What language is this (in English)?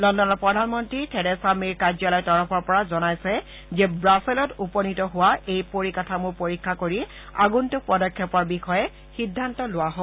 Assamese